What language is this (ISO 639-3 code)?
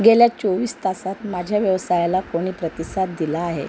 mar